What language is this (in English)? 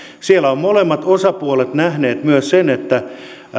Finnish